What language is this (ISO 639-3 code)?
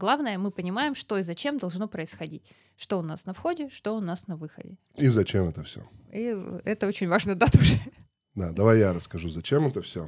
rus